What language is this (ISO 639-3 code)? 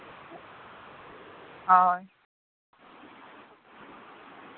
sat